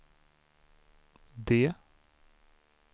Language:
Swedish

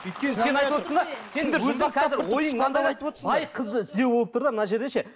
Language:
Kazakh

